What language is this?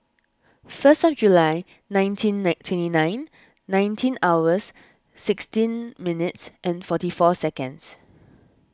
English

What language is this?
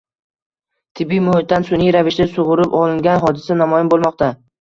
Uzbek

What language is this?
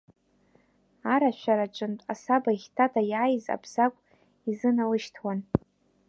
Abkhazian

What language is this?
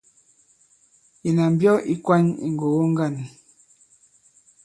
Bankon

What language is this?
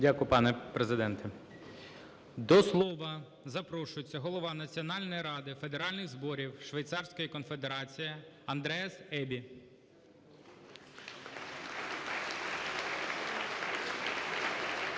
Ukrainian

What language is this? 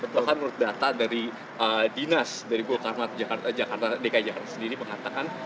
Indonesian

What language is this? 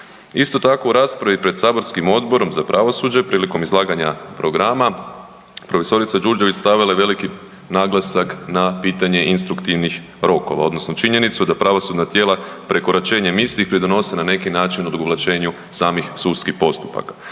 Croatian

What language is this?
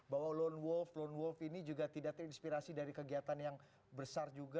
Indonesian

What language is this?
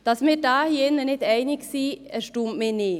Swiss German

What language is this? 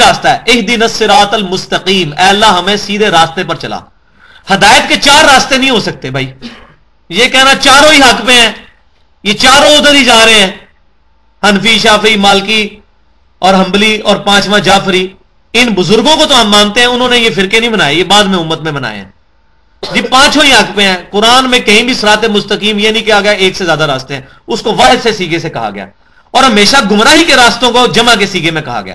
Urdu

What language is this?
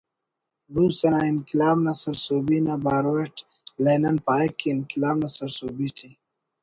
Brahui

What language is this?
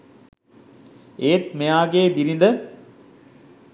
Sinhala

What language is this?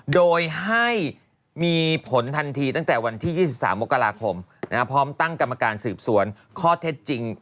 Thai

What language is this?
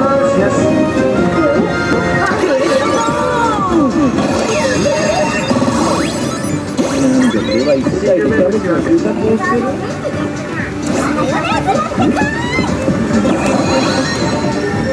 Japanese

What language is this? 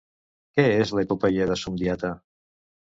Catalan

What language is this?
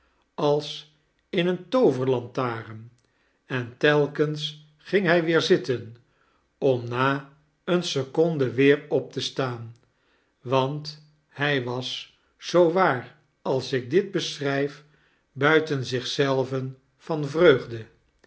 Dutch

